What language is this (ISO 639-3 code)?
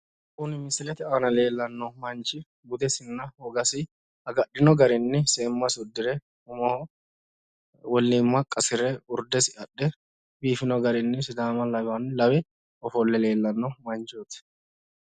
sid